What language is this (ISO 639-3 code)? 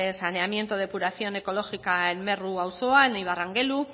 spa